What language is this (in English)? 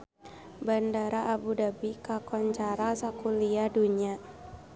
Sundanese